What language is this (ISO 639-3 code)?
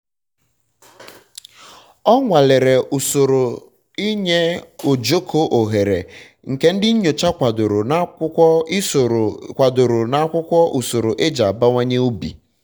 ibo